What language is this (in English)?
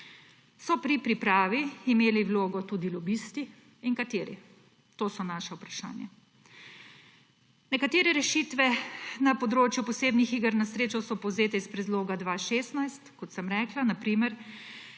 Slovenian